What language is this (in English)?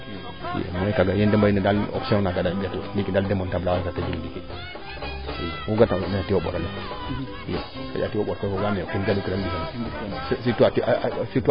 Serer